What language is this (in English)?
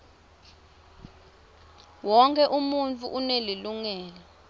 Swati